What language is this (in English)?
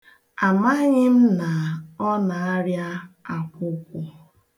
Igbo